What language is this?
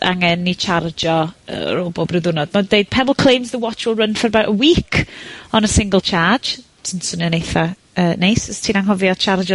Welsh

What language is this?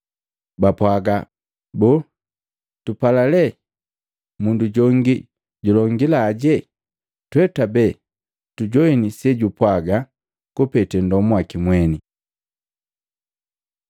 Matengo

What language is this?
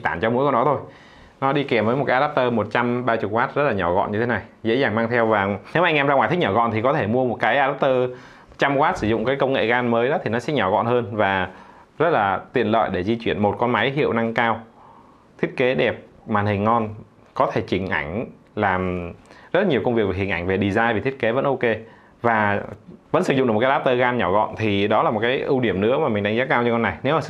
Vietnamese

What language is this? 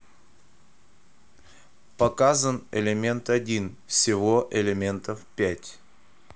Russian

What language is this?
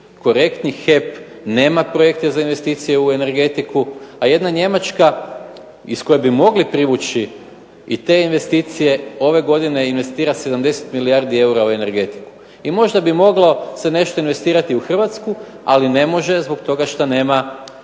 Croatian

